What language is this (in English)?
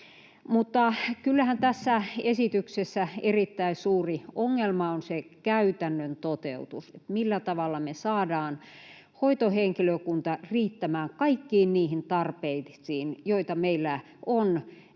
Finnish